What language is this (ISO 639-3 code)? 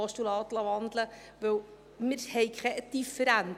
gsw